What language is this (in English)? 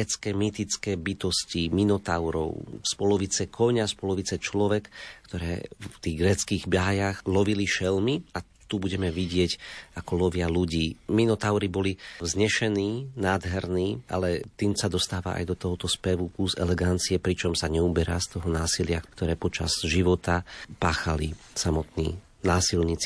Slovak